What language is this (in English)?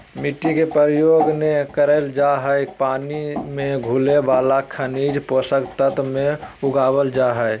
Magahi